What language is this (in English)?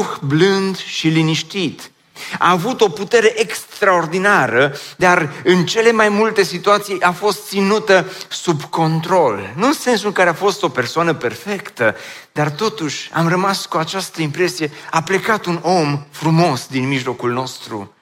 Romanian